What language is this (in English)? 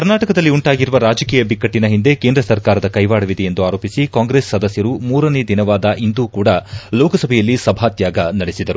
Kannada